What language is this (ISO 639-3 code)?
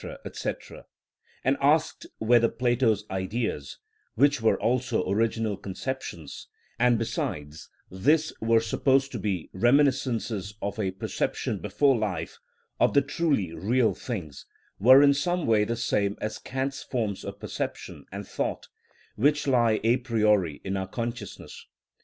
eng